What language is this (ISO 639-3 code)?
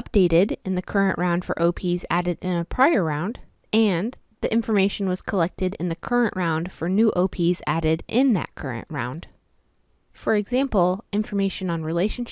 eng